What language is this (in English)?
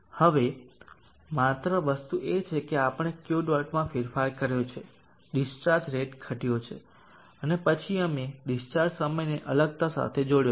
Gujarati